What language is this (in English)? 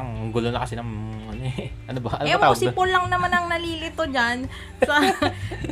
Filipino